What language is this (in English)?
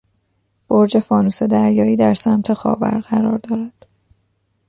Persian